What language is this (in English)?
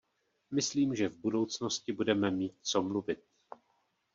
Czech